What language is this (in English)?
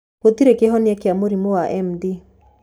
Kikuyu